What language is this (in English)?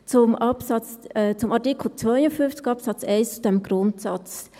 Swiss German